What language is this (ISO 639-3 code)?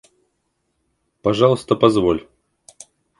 rus